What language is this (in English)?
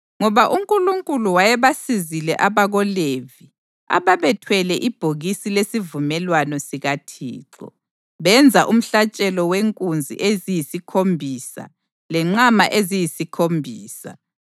North Ndebele